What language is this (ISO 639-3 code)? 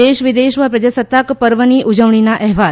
guj